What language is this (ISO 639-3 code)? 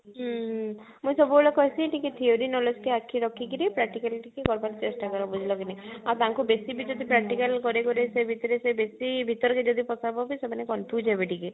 ori